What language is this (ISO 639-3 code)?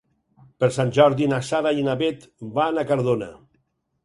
cat